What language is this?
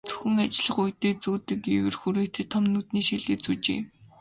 Mongolian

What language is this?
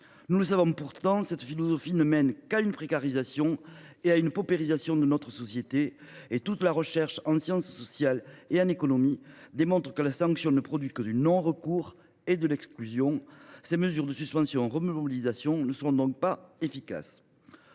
French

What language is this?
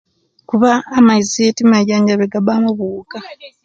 Kenyi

